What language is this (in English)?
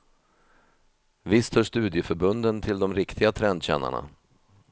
Swedish